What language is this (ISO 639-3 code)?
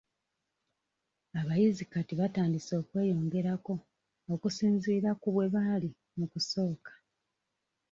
lug